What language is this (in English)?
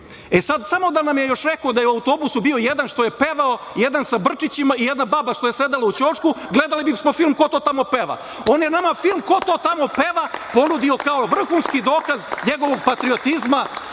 Serbian